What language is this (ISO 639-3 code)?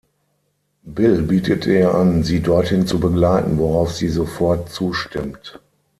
deu